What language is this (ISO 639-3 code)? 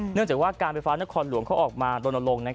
tha